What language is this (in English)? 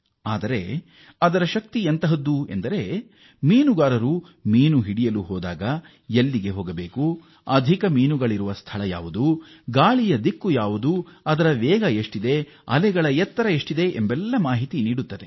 Kannada